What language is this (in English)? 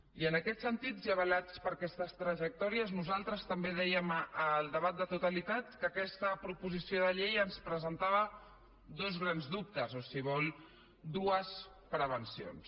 Catalan